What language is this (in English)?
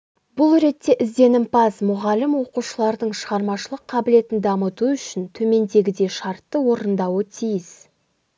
Kazakh